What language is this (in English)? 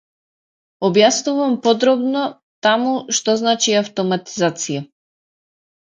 Macedonian